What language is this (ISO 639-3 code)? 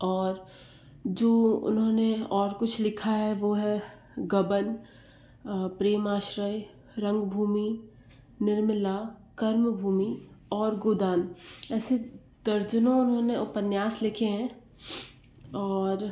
hin